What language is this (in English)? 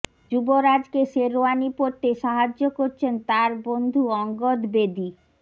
Bangla